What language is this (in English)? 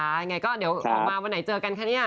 Thai